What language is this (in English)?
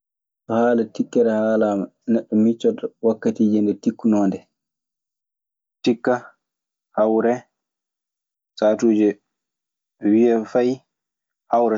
Maasina Fulfulde